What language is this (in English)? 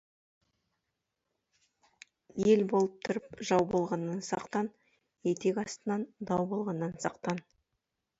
Kazakh